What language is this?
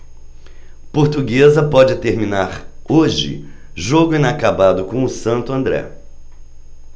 Portuguese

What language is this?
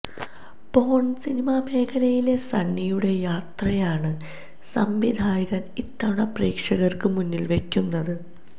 Malayalam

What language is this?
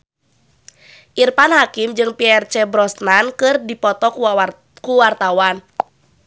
Sundanese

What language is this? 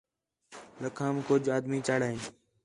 Khetrani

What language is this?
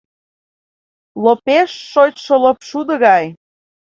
Mari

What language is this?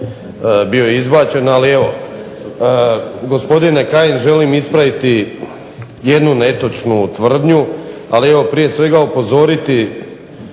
Croatian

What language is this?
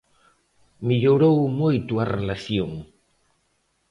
Galician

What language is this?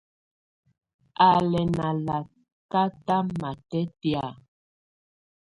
Tunen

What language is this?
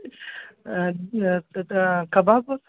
Sanskrit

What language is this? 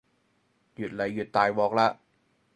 Cantonese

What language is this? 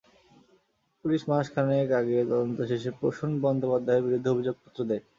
Bangla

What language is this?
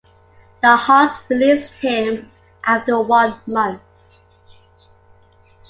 English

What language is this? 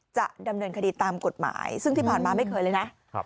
Thai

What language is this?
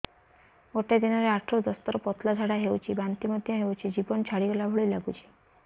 Odia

